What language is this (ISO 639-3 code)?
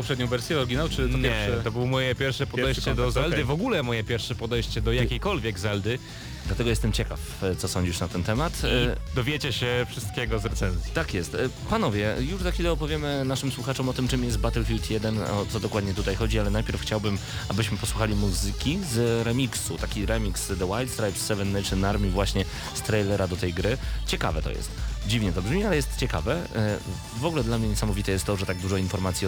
pol